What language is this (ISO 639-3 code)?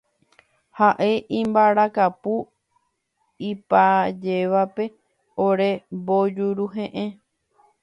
grn